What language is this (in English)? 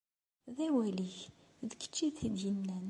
Kabyle